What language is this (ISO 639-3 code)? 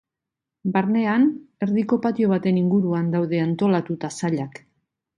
eus